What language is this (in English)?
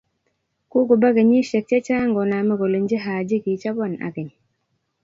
Kalenjin